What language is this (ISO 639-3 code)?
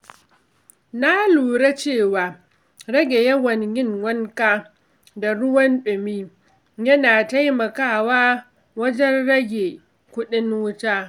hau